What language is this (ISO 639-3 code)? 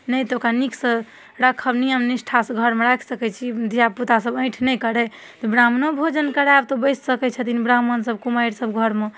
mai